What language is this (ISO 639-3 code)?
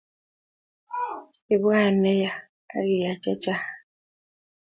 kln